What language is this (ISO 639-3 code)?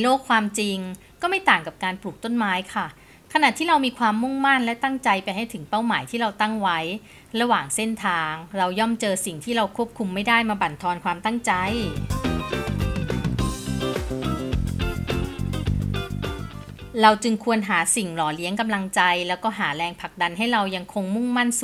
tha